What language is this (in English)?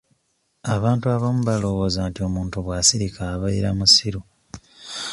Ganda